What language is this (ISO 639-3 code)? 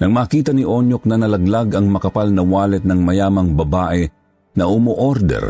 fil